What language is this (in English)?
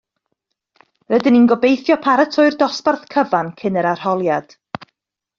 Welsh